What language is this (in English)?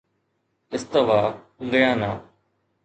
Sindhi